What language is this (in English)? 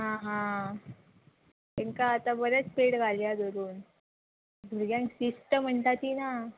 Konkani